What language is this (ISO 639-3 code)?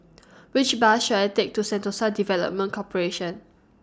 eng